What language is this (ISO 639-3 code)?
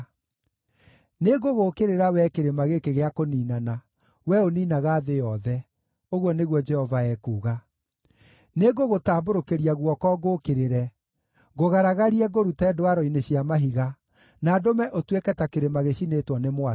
kik